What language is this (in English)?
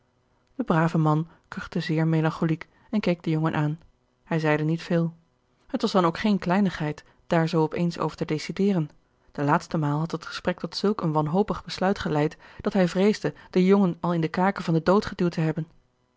Dutch